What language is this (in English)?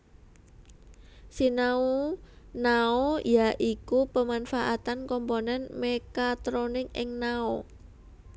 Javanese